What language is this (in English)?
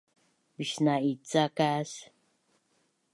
Bunun